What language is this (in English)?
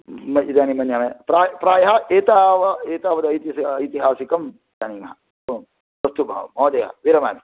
Sanskrit